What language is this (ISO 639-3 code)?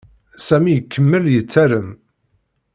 kab